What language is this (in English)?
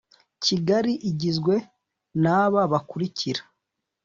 Kinyarwanda